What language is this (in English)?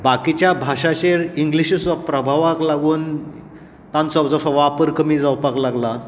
Konkani